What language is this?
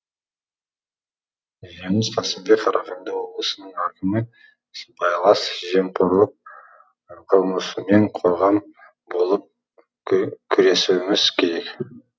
Kazakh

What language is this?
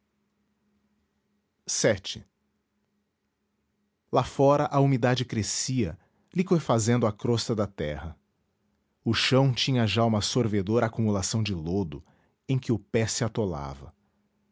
Portuguese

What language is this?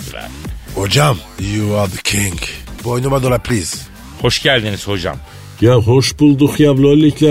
Turkish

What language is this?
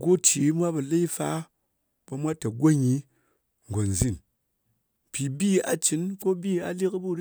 Ngas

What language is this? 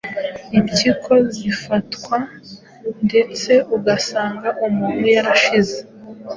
Kinyarwanda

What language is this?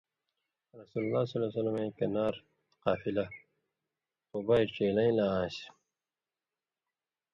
Indus Kohistani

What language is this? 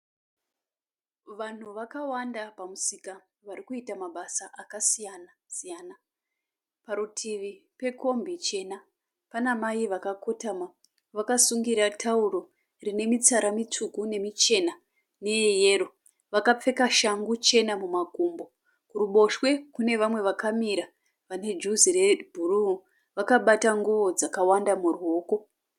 Shona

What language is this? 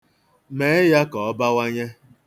Igbo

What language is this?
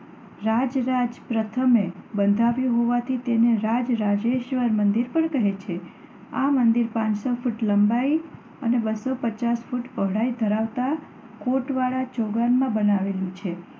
Gujarati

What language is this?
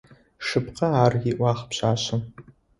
Adyghe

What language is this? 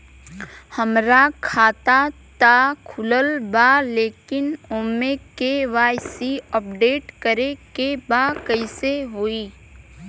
Bhojpuri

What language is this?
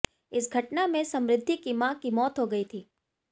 Hindi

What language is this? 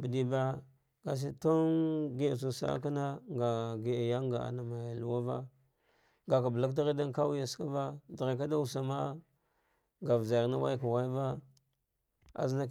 Dghwede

